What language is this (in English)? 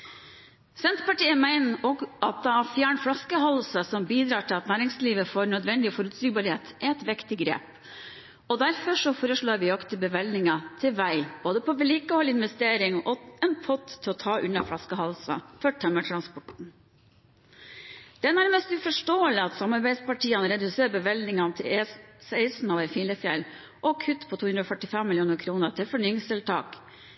Norwegian Bokmål